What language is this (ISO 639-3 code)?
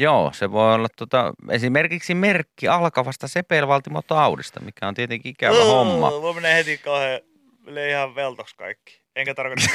fin